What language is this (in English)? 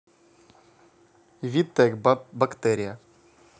Russian